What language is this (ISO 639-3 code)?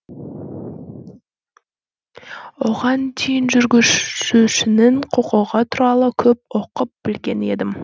kaz